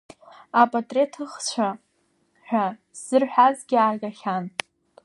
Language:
Abkhazian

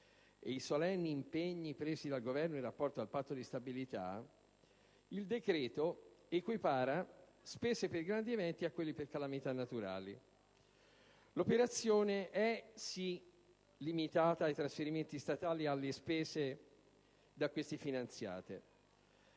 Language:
Italian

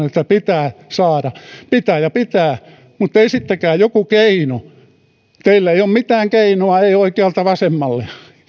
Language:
Finnish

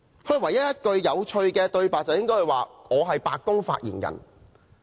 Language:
Cantonese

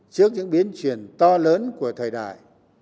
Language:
Vietnamese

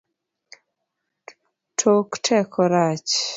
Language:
Luo (Kenya and Tanzania)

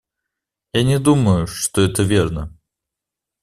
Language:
Russian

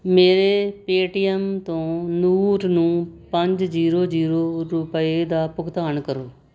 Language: Punjabi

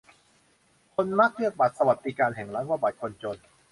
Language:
Thai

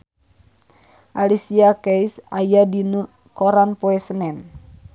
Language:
Sundanese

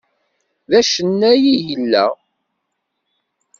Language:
Kabyle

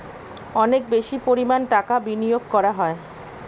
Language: Bangla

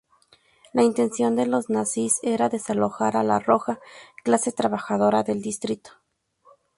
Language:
Spanish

